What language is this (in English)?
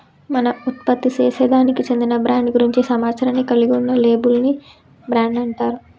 Telugu